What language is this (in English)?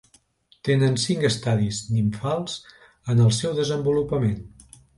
Catalan